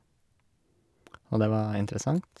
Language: Norwegian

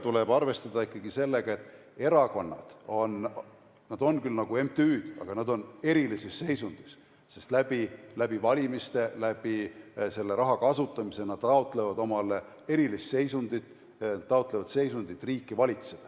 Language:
Estonian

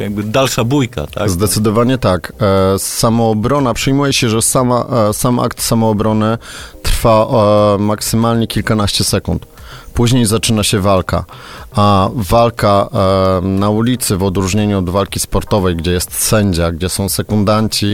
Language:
Polish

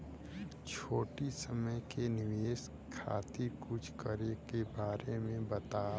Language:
Bhojpuri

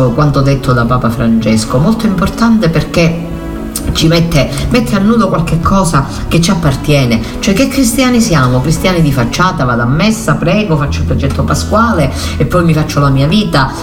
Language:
Italian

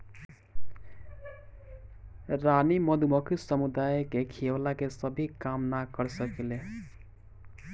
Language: Bhojpuri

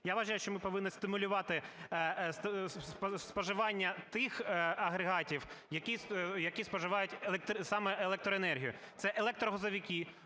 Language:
Ukrainian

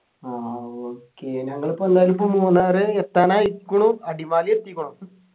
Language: Malayalam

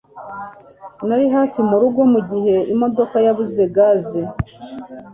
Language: Kinyarwanda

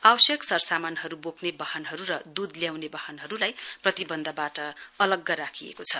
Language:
Nepali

